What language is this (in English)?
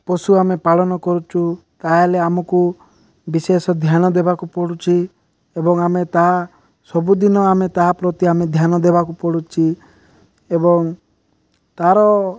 Odia